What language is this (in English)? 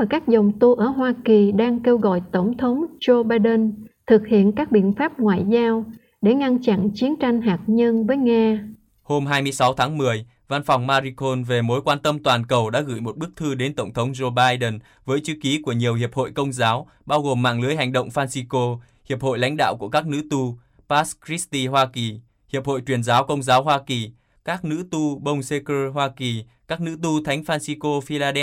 Vietnamese